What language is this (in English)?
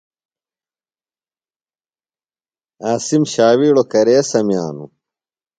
Phalura